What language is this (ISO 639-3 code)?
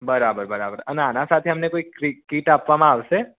guj